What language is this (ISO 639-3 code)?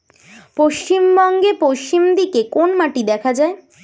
ben